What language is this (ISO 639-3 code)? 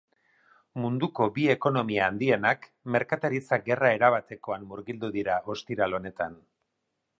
eus